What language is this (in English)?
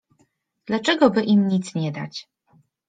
Polish